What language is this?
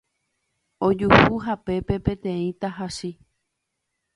Guarani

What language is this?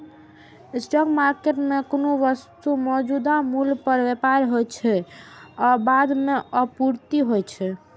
Maithili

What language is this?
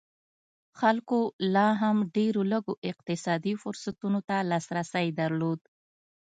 Pashto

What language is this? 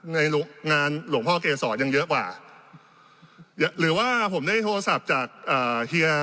Thai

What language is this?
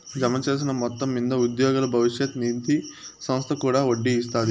Telugu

